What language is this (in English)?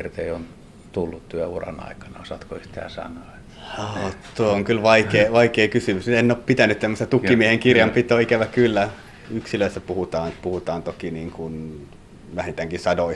Finnish